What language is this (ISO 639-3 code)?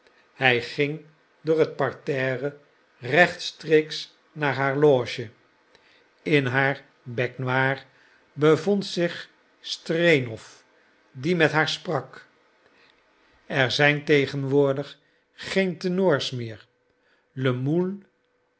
nld